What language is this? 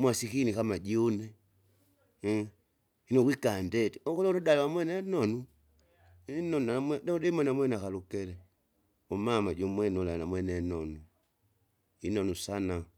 Kinga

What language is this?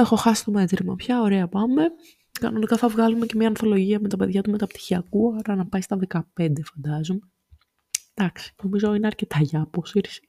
Greek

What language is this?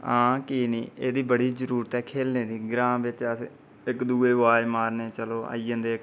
Dogri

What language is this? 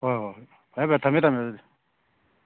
Manipuri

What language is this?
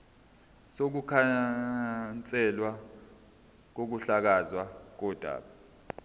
Zulu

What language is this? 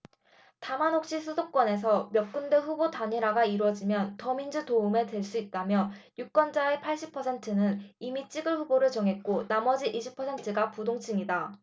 Korean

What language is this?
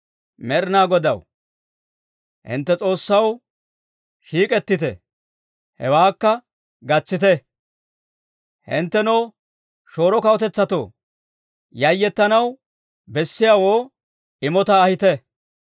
Dawro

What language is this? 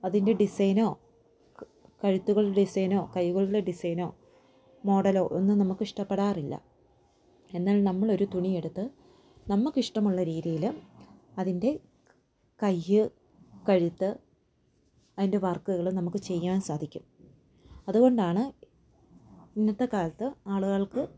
Malayalam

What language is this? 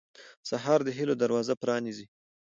Pashto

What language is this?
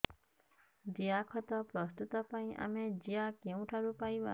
Odia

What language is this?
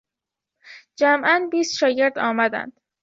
Persian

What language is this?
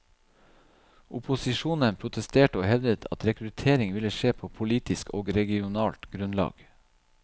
Norwegian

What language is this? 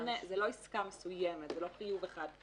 Hebrew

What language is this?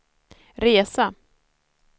Swedish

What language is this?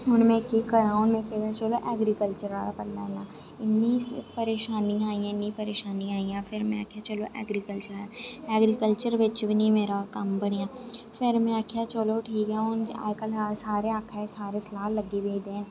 Dogri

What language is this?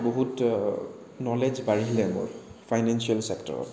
Assamese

